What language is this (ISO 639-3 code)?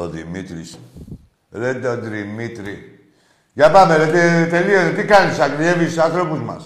ell